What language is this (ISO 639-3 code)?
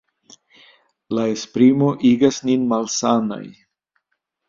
epo